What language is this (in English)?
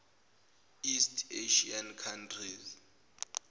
Zulu